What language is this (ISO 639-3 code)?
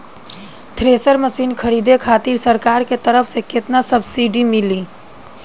bho